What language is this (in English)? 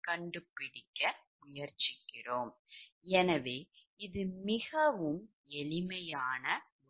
Tamil